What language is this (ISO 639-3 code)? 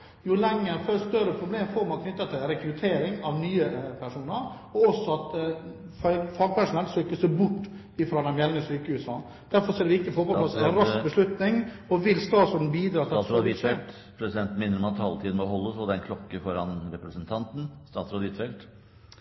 nob